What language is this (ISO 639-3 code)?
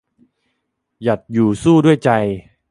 tha